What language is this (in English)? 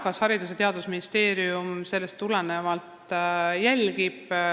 Estonian